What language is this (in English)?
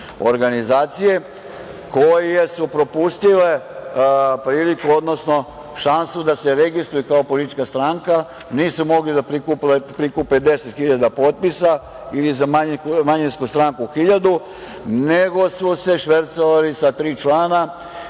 Serbian